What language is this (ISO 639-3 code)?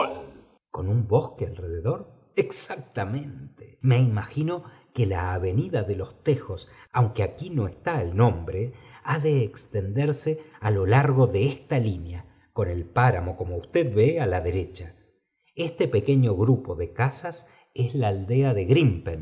spa